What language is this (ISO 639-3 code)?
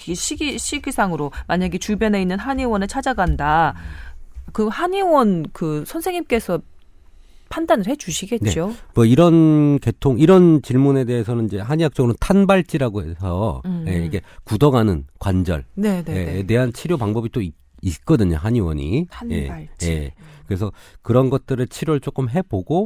kor